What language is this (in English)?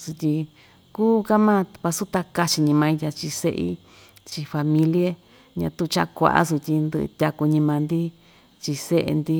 Ixtayutla Mixtec